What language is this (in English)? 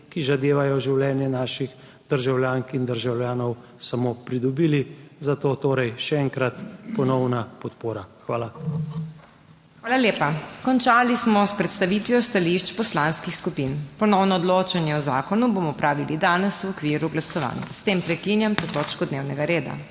Slovenian